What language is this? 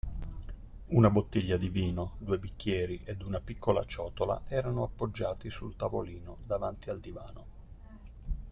Italian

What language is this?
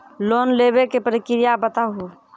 Maithili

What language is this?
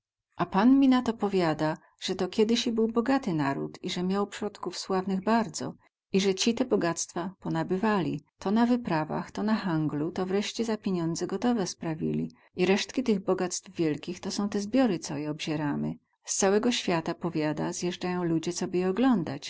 Polish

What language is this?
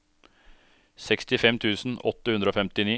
Norwegian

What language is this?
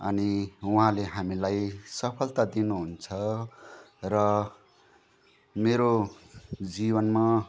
Nepali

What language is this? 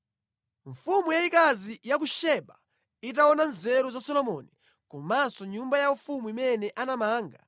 Nyanja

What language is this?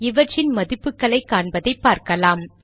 Tamil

